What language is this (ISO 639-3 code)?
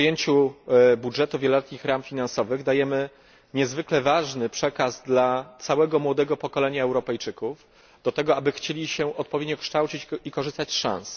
pol